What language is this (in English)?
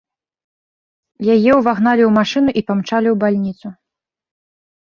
Belarusian